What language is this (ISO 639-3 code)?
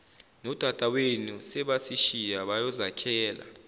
zul